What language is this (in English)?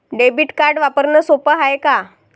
Marathi